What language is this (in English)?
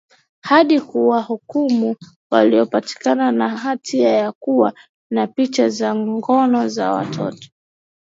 Swahili